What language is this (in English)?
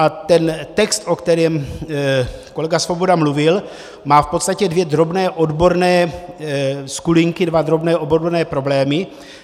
Czech